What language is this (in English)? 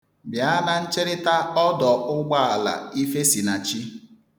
Igbo